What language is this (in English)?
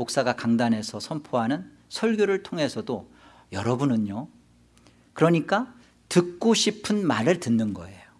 Korean